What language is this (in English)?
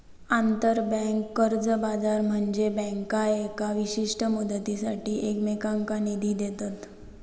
Marathi